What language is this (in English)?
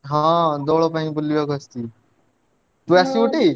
Odia